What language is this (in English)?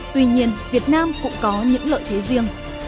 Vietnamese